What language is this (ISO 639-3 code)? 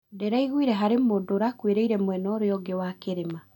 kik